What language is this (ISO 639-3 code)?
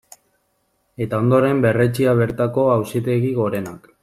eus